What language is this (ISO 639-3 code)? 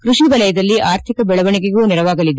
kan